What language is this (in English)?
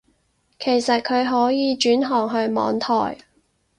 Cantonese